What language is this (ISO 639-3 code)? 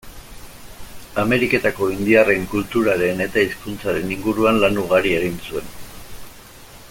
eus